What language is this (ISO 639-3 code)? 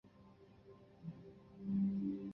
zho